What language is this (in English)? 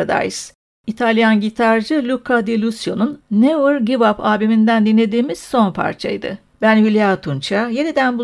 Turkish